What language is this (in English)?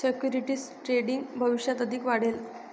Marathi